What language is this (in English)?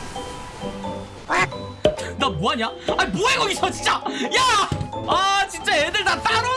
Korean